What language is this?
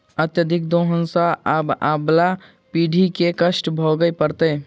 Maithili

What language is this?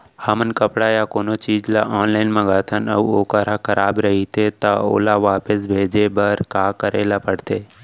Chhattisgarhi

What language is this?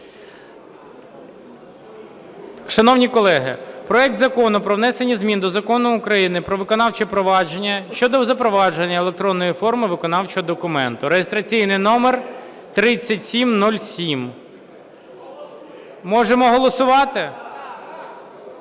Ukrainian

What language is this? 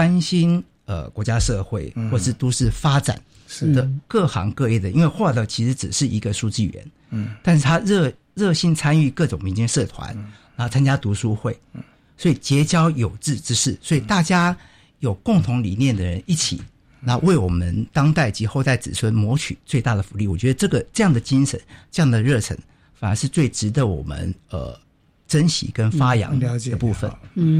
Chinese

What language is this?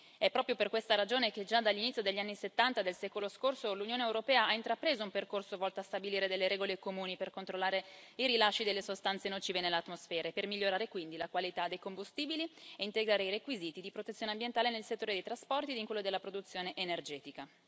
Italian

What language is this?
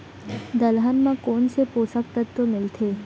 Chhattisgarhi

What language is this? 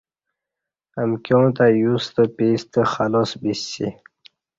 Kati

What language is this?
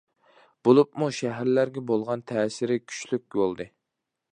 Uyghur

